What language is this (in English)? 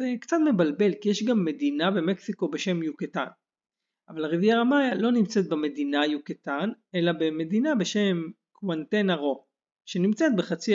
Hebrew